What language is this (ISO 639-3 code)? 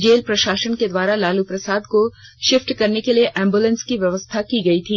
hin